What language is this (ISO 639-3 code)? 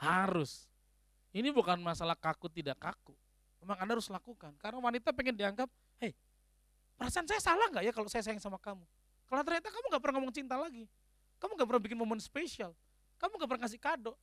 ind